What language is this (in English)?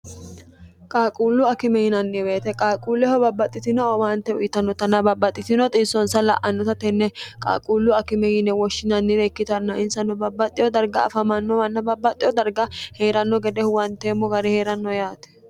Sidamo